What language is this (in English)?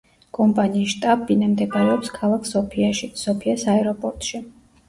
Georgian